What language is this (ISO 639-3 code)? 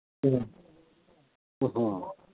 mni